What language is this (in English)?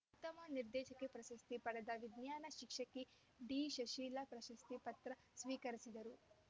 Kannada